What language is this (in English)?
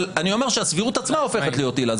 Hebrew